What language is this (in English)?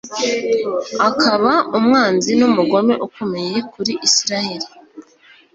Kinyarwanda